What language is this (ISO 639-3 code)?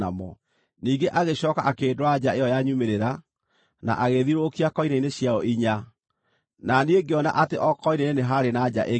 kik